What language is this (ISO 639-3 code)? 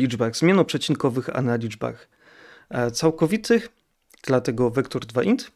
pol